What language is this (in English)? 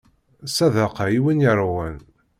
Kabyle